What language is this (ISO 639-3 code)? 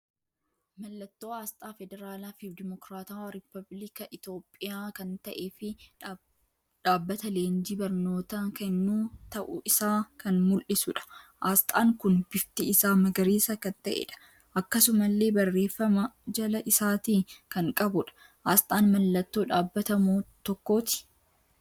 orm